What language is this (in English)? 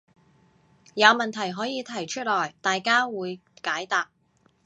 Cantonese